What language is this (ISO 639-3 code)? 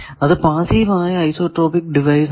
mal